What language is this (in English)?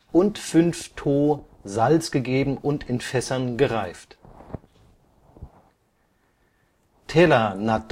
German